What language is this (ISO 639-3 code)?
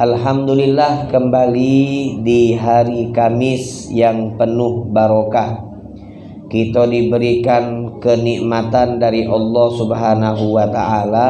ind